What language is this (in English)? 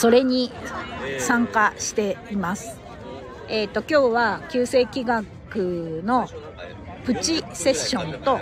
Japanese